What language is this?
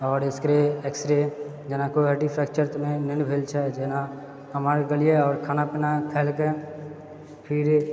Maithili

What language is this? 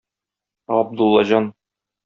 Tatar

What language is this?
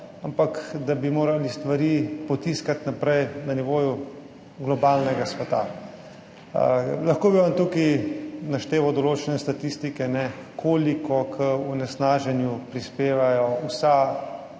Slovenian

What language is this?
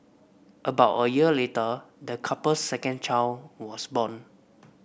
English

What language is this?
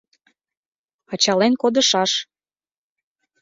Mari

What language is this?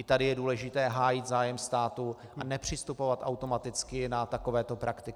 Czech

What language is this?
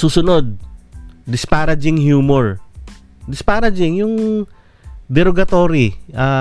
Filipino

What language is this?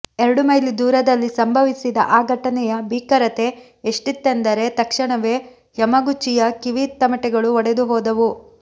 Kannada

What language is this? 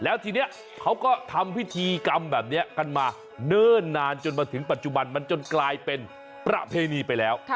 Thai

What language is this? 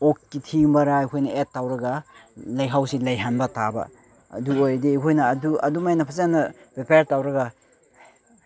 Manipuri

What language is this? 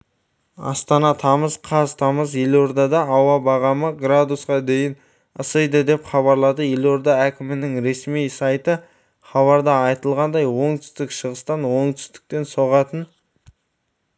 Kazakh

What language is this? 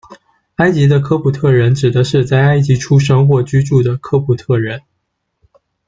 Chinese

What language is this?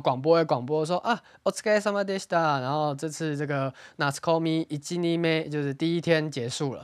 Chinese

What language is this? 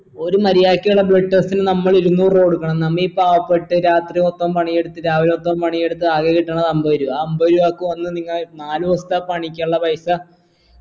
Malayalam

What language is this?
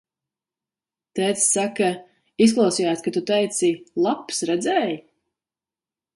Latvian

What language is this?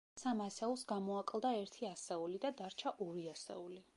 Georgian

